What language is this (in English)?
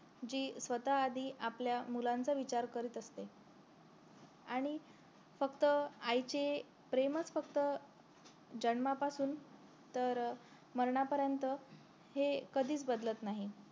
Marathi